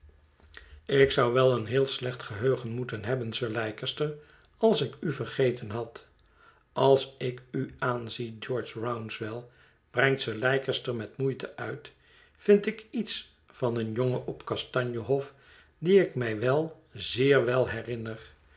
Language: Dutch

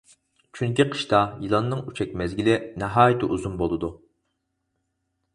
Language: Uyghur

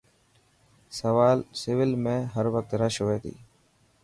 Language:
Dhatki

